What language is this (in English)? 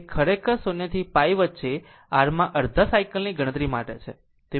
Gujarati